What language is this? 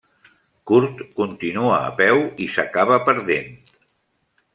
Catalan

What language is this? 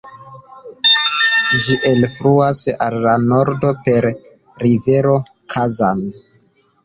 Esperanto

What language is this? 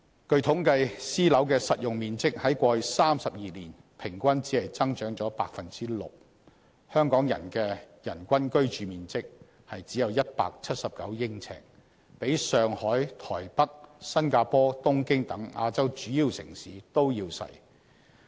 Cantonese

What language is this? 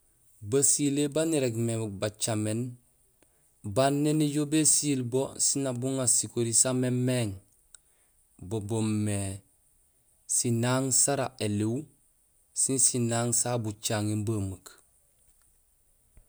Gusilay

